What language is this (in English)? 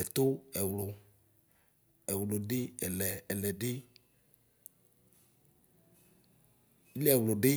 Ikposo